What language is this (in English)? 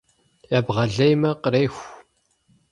Kabardian